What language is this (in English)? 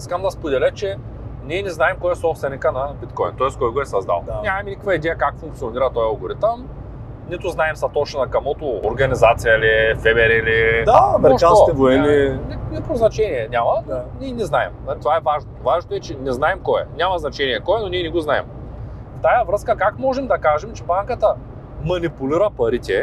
Bulgarian